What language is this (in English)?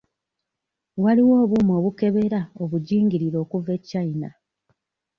Ganda